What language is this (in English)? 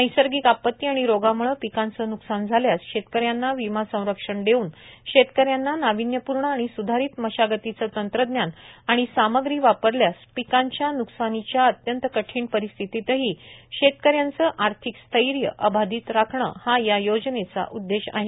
Marathi